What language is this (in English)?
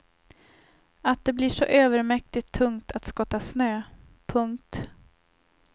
Swedish